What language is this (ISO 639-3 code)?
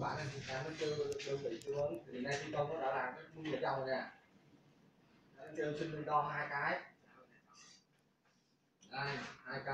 vie